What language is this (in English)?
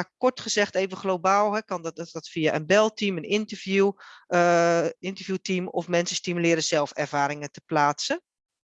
Dutch